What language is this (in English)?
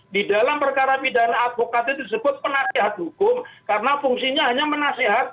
Indonesian